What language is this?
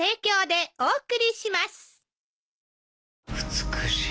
Japanese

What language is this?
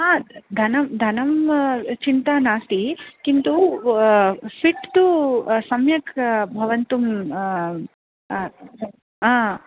Sanskrit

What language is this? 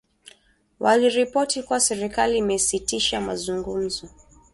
Swahili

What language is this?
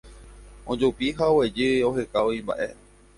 Guarani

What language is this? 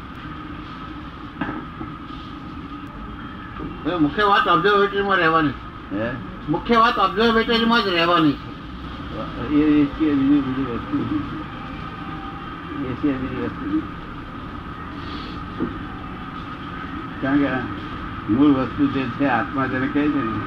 Gujarati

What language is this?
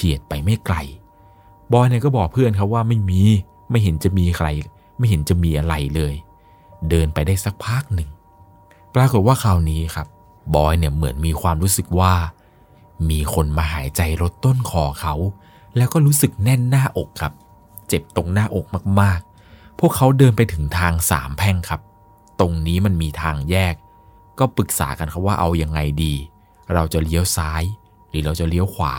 Thai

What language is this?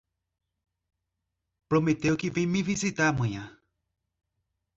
Portuguese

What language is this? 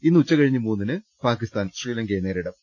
Malayalam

